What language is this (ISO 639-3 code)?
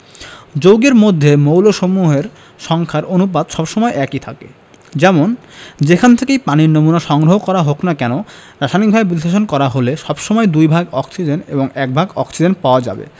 ben